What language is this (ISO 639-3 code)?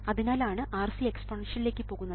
mal